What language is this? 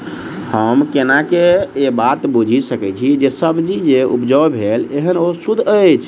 Maithili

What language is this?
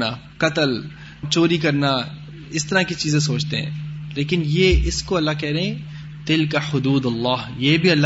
Urdu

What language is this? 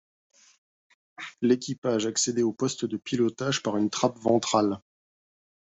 French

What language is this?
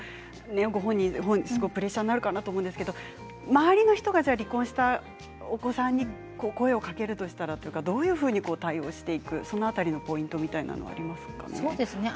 Japanese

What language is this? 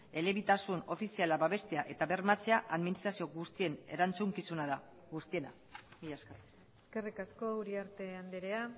Basque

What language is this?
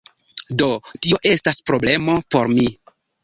Esperanto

